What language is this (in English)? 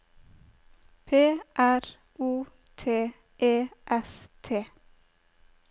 Norwegian